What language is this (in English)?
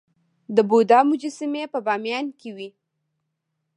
Pashto